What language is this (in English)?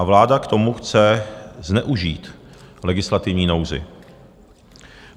Czech